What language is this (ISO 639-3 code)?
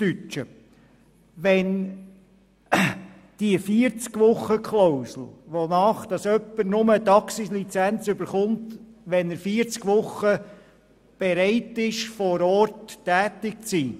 gsw